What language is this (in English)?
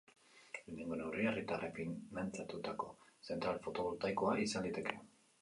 Basque